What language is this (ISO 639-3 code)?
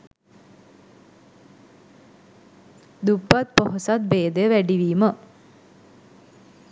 sin